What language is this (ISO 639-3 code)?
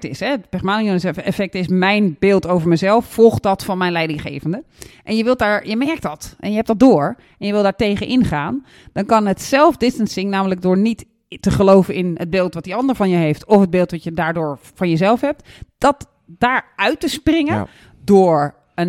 nld